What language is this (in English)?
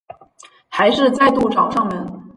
Chinese